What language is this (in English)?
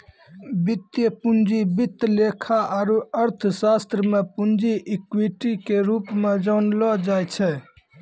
Maithili